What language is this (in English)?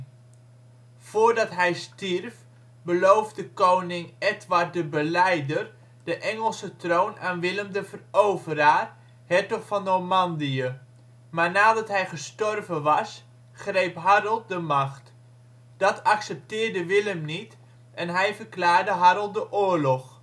Dutch